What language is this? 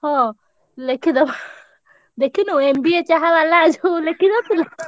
Odia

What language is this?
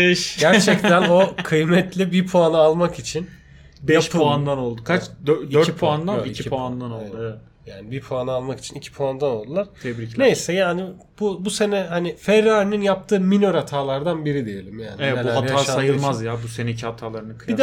Turkish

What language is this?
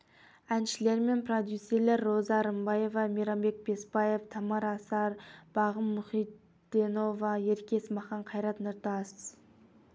Kazakh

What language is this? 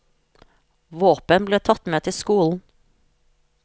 Norwegian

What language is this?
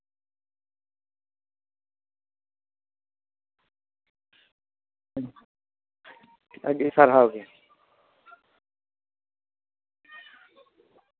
Santali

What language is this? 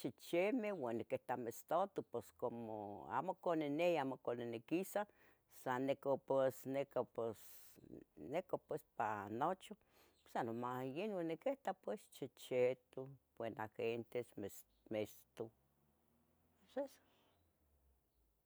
Tetelcingo Nahuatl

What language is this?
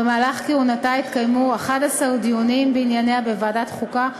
Hebrew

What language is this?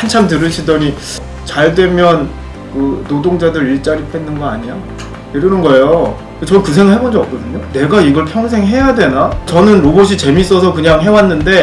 Korean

